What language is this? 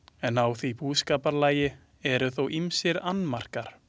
Icelandic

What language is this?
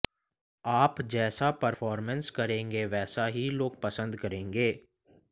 Hindi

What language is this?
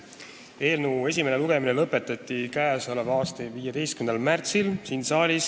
Estonian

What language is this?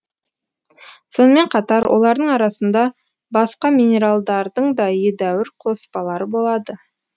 Kazakh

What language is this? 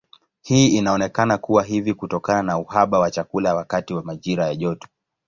Swahili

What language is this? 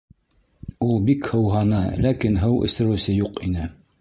Bashkir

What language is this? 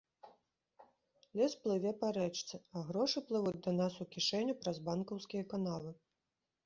Belarusian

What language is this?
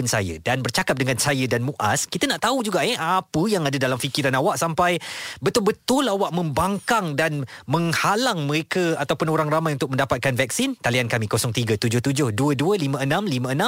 Malay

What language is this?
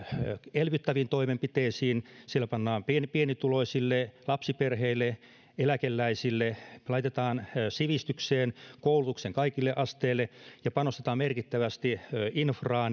Finnish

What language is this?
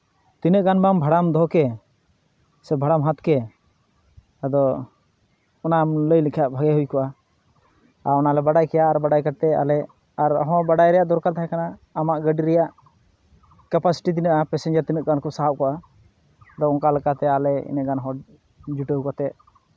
Santali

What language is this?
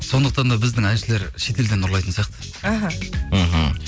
Kazakh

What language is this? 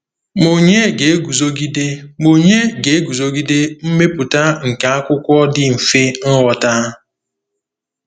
Igbo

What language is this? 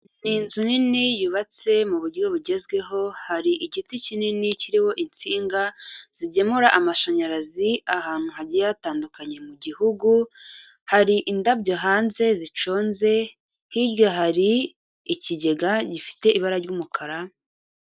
Kinyarwanda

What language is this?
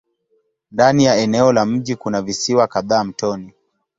Swahili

